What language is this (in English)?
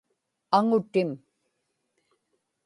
Inupiaq